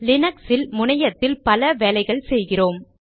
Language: Tamil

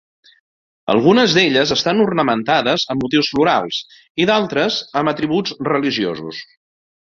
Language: Catalan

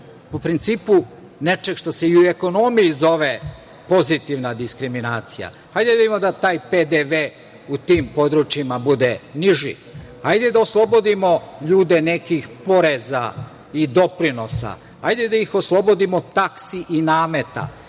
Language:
Serbian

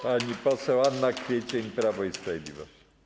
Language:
Polish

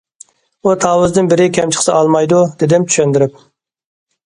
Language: Uyghur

